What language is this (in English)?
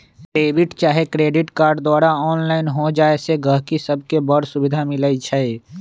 Magahi